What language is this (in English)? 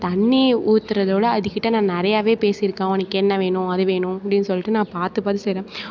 Tamil